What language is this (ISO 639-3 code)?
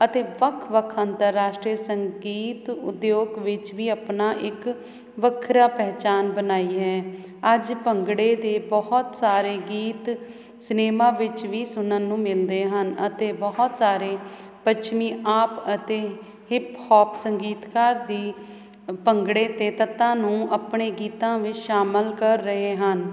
pan